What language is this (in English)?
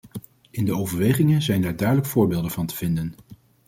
Dutch